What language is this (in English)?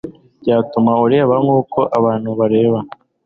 Kinyarwanda